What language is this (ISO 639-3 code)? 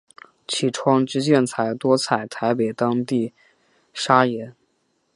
zho